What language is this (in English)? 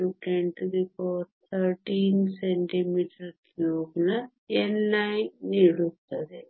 Kannada